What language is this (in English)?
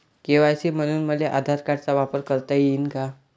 Marathi